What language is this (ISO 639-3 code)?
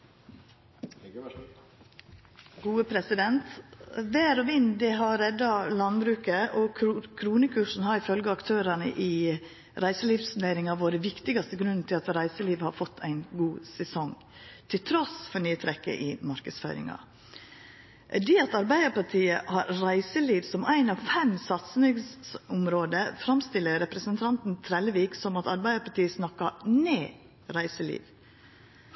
nno